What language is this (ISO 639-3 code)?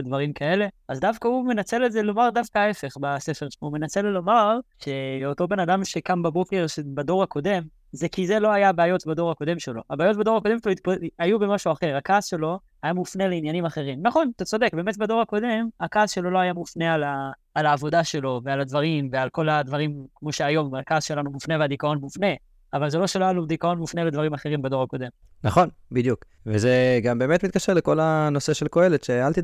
heb